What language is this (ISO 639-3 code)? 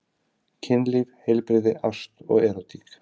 isl